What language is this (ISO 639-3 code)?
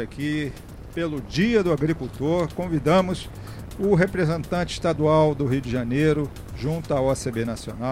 por